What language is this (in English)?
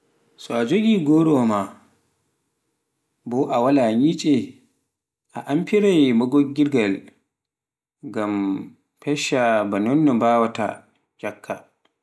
Pular